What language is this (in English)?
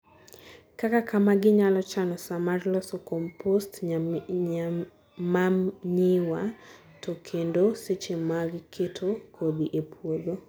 Luo (Kenya and Tanzania)